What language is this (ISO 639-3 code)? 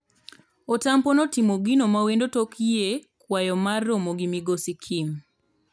luo